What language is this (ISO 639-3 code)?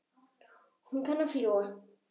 isl